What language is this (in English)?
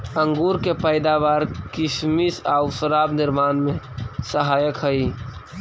Magahi